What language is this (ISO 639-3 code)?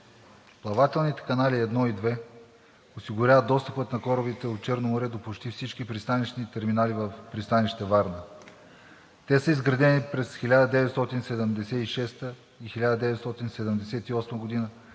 bul